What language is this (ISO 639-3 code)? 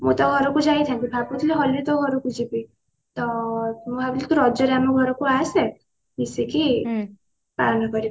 ori